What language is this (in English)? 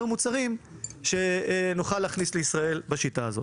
Hebrew